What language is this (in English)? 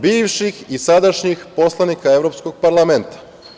Serbian